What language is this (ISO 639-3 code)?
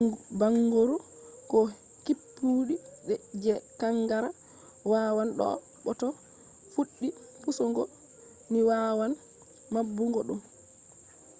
ful